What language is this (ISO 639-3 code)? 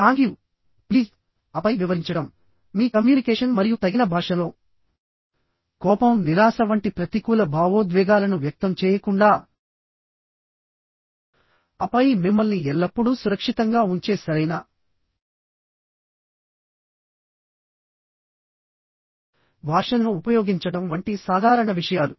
tel